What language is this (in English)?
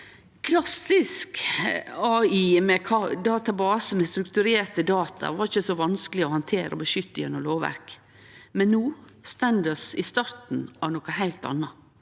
Norwegian